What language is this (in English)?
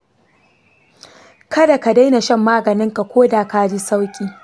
Hausa